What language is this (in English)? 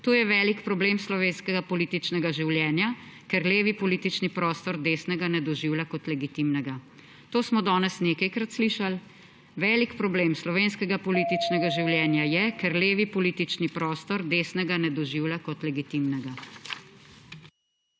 Slovenian